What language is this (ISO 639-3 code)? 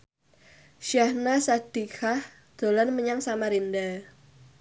jav